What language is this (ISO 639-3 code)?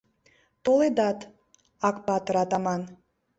chm